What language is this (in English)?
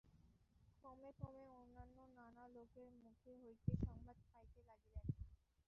Bangla